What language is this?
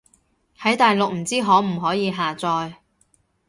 Cantonese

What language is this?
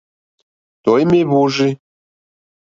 Mokpwe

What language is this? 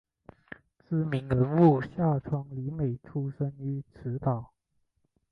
Chinese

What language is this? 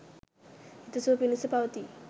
Sinhala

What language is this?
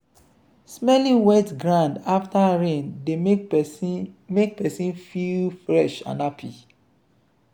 Nigerian Pidgin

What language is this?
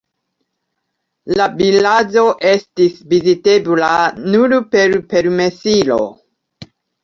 Esperanto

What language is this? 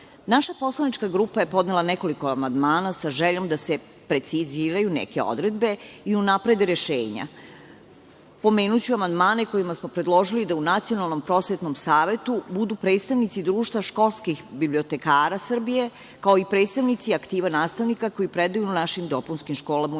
Serbian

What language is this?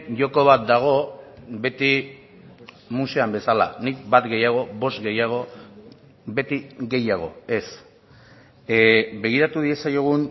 Basque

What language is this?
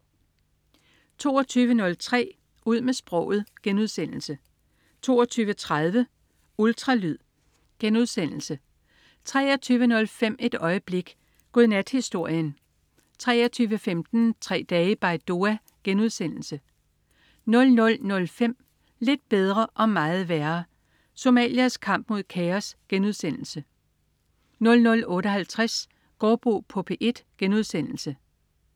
Danish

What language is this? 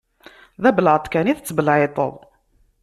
Kabyle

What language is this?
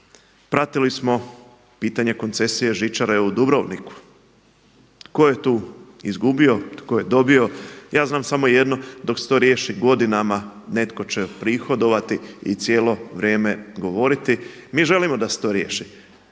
Croatian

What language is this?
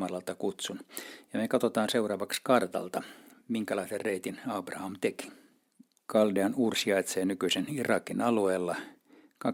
Finnish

